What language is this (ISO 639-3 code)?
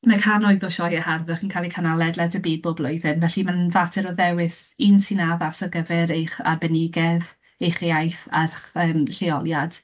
cym